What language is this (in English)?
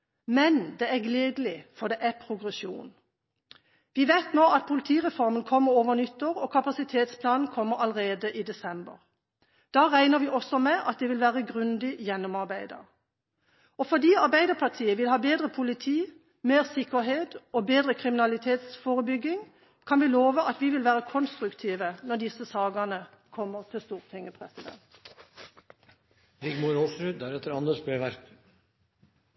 Norwegian Bokmål